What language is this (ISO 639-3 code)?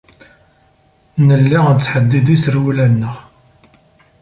kab